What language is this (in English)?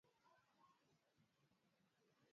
Swahili